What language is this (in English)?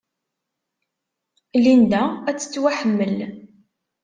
Kabyle